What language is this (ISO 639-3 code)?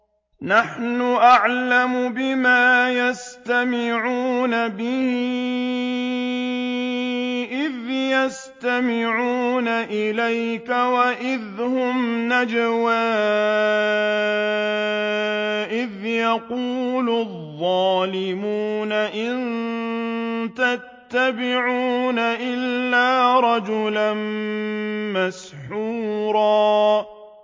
ara